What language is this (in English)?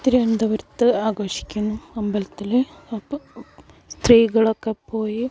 Malayalam